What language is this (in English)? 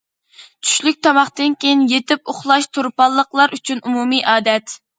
Uyghur